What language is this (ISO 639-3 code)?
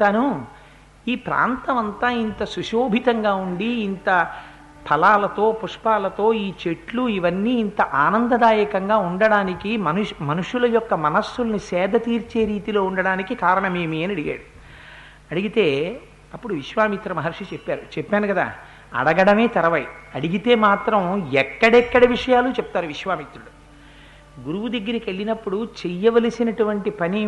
tel